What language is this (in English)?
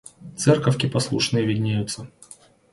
Russian